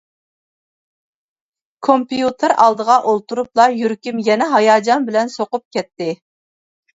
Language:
Uyghur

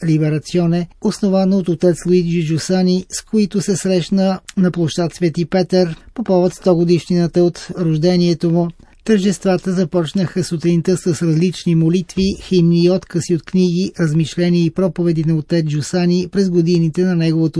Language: Bulgarian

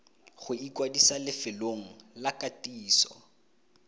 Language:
Tswana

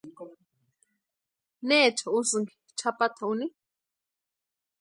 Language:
Western Highland Purepecha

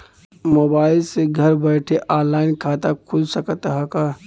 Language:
Bhojpuri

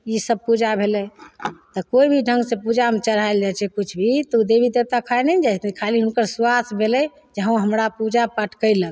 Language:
Maithili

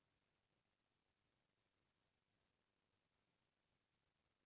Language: Chhattisgarhi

